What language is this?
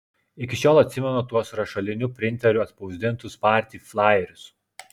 Lithuanian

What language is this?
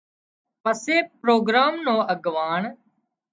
Wadiyara Koli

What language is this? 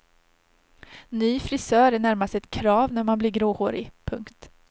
Swedish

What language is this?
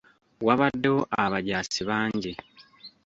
Ganda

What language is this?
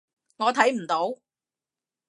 Cantonese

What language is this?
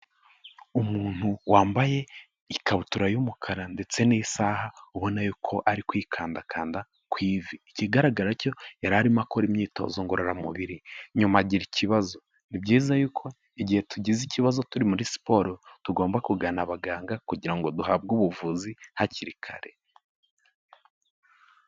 Kinyarwanda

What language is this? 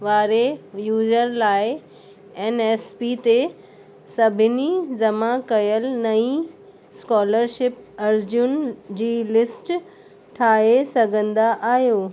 Sindhi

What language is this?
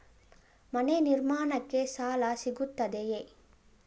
Kannada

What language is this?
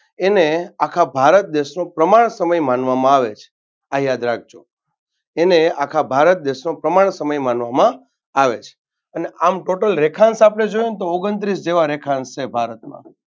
Gujarati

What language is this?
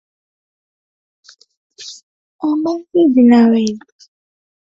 Swahili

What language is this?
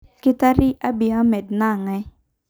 Masai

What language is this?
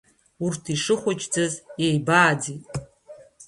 Abkhazian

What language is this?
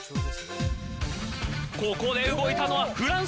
Japanese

